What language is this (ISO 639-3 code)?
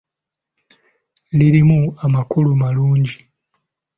lug